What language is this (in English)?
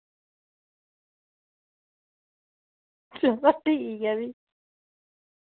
Dogri